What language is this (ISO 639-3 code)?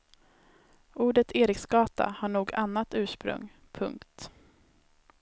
swe